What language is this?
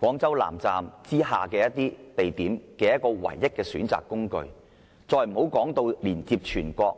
Cantonese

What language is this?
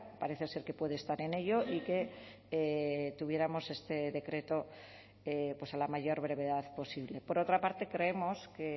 Spanish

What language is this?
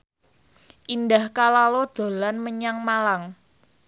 Javanese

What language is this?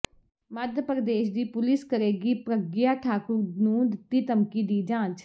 Punjabi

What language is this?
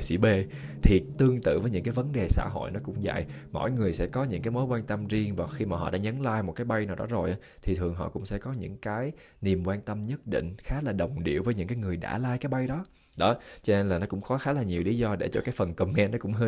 Vietnamese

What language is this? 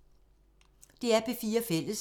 Danish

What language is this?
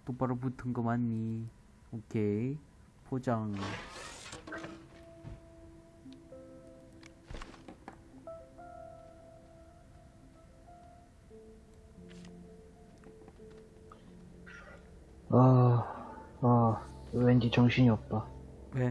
Korean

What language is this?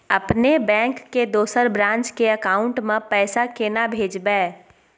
Maithili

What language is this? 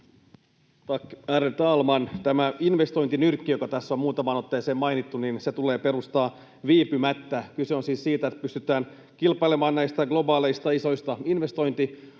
Finnish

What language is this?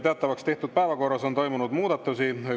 Estonian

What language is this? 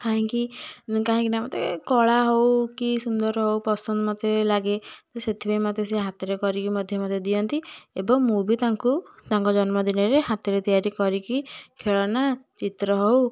Odia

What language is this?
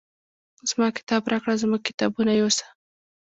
Pashto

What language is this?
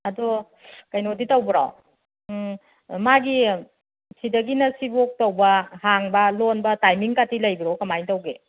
Manipuri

